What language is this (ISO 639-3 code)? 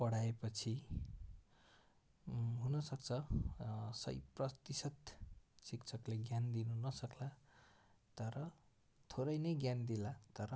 nep